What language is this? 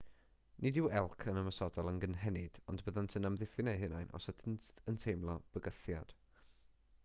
Welsh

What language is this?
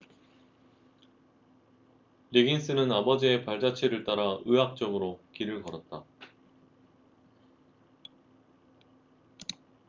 Korean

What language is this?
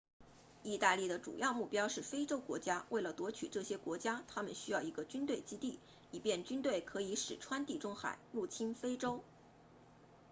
Chinese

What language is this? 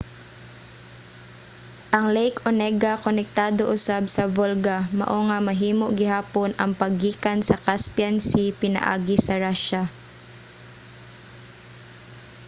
Cebuano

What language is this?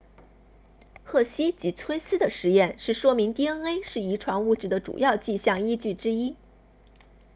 Chinese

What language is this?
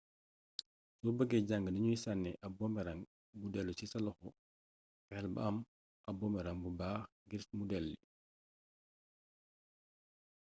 Wolof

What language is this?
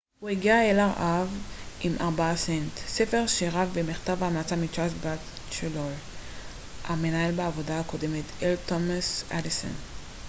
Hebrew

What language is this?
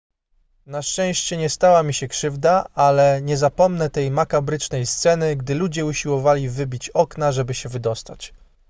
Polish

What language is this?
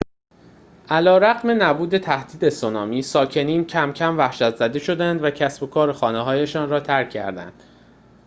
Persian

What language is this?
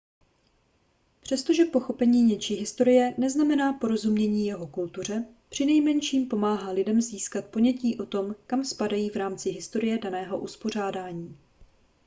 Czech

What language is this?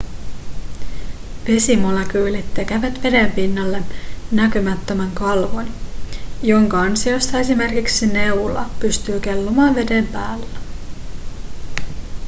Finnish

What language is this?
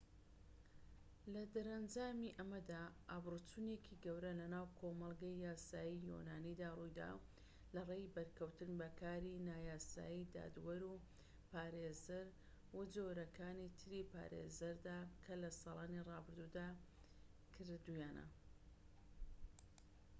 Central Kurdish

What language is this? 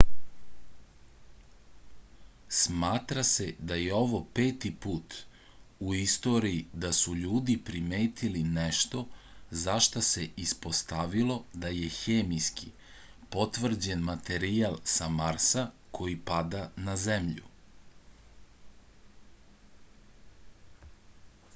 Serbian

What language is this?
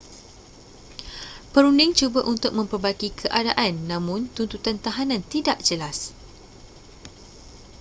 Malay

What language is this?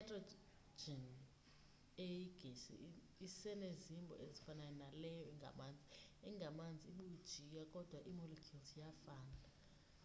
Xhosa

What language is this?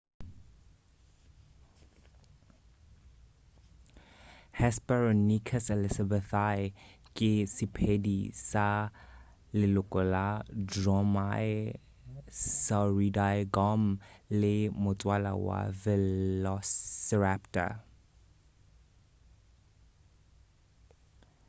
Northern Sotho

